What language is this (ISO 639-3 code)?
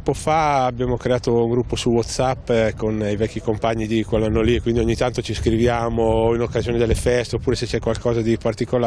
ita